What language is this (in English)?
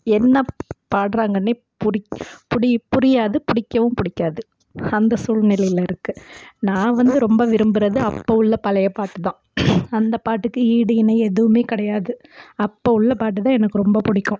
Tamil